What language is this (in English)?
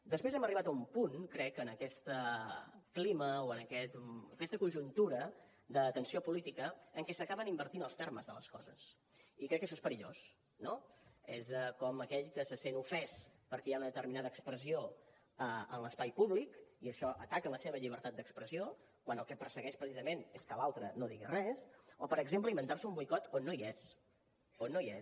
Catalan